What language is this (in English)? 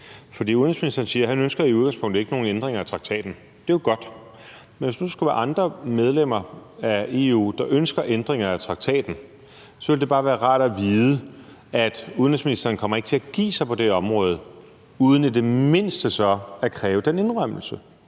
Danish